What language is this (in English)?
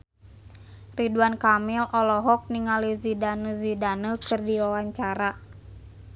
Sundanese